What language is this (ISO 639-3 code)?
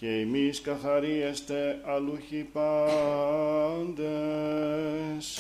ell